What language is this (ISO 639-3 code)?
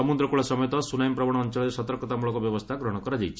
ori